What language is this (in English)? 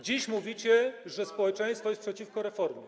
Polish